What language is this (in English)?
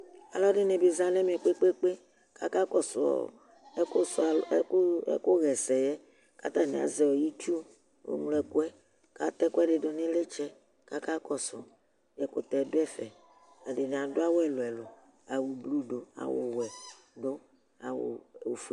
Ikposo